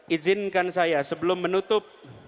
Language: Indonesian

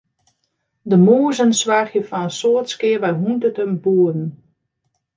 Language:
Western Frisian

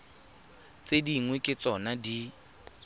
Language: Tswana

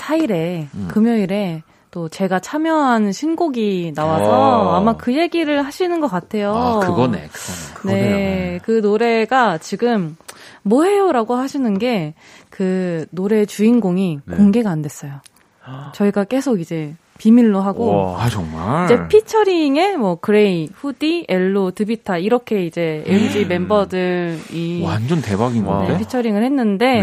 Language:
Korean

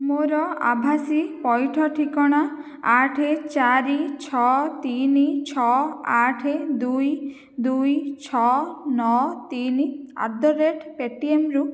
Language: Odia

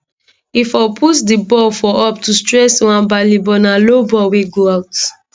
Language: Nigerian Pidgin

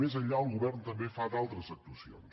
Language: Catalan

